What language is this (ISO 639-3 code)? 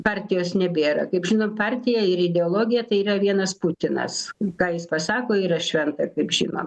lit